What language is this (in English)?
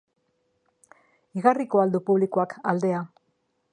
Basque